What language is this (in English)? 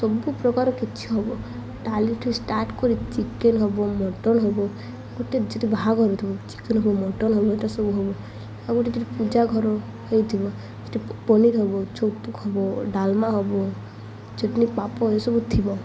Odia